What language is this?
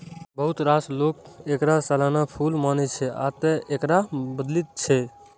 Maithili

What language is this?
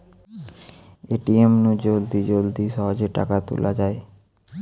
Bangla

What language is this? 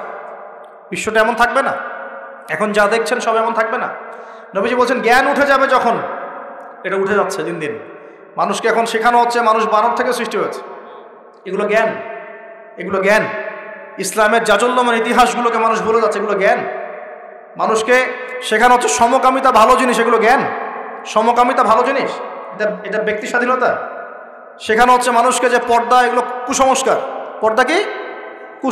Arabic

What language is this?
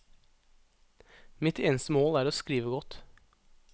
Norwegian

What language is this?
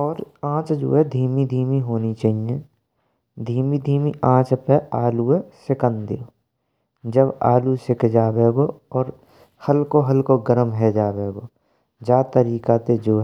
Braj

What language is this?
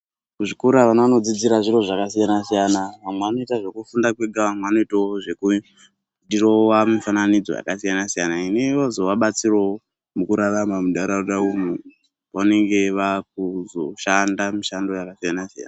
Ndau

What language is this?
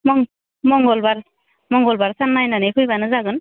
Bodo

